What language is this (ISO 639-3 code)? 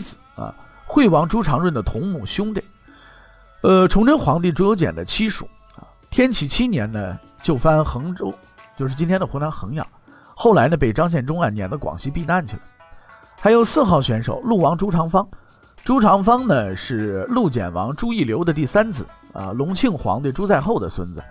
zho